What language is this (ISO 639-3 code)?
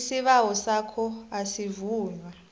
nbl